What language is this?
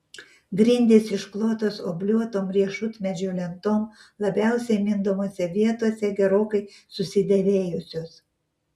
Lithuanian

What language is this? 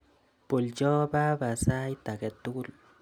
Kalenjin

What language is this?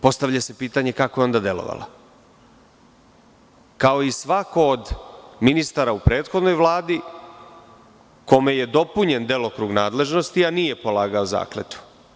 Serbian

